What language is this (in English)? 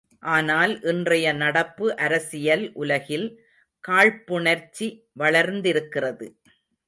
Tamil